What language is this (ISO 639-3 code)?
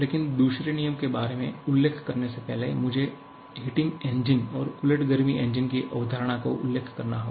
hin